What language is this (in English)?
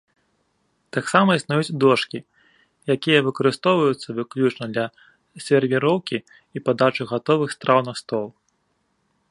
Belarusian